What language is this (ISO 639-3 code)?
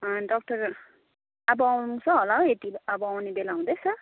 nep